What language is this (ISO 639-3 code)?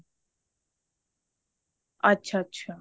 pan